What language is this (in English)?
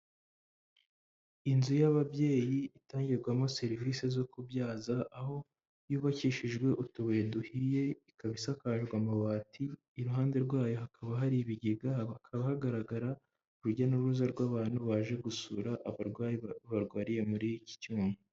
Kinyarwanda